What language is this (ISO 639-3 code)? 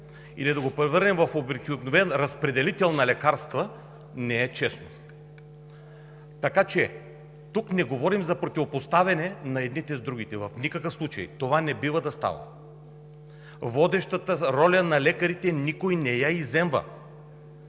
bul